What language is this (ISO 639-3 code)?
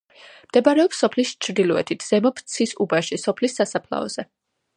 kat